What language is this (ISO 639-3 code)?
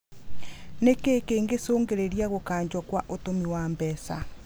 kik